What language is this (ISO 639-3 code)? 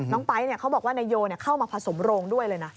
tha